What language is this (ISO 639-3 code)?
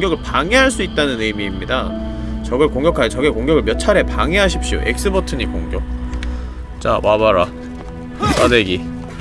kor